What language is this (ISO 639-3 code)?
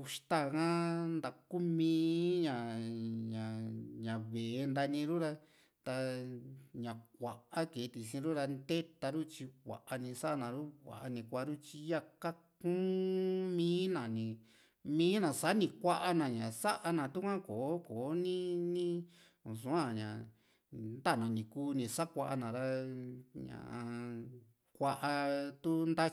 vmc